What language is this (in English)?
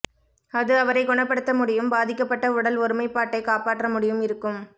Tamil